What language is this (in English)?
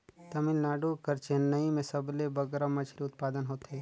Chhattisgarhi